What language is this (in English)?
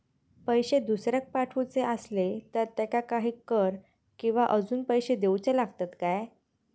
Marathi